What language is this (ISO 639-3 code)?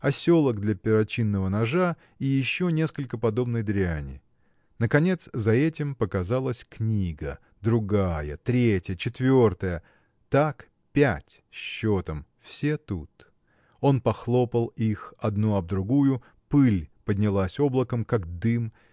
rus